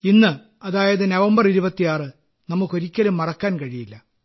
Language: Malayalam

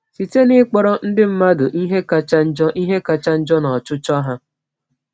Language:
Igbo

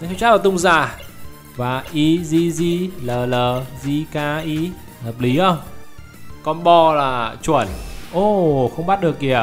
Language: Vietnamese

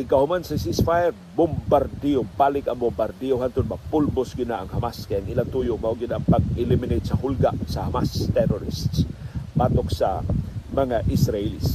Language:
Filipino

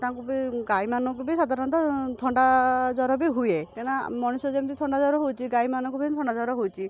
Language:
Odia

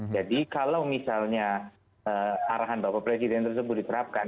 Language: Indonesian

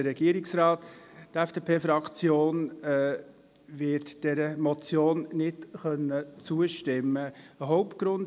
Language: Swiss German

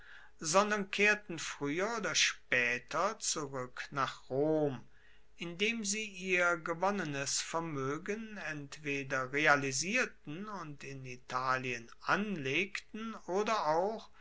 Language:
German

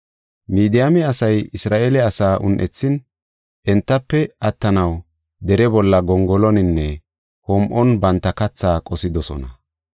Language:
Gofa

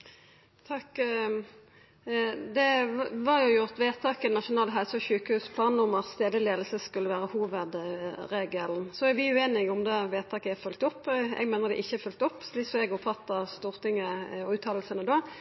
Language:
Norwegian Nynorsk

